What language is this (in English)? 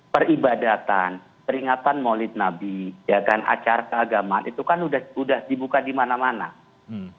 Indonesian